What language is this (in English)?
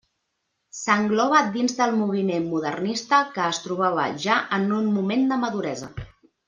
Catalan